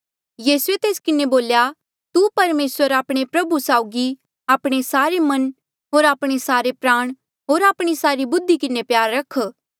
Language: Mandeali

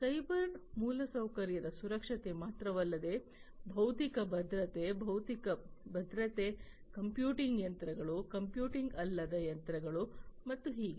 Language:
Kannada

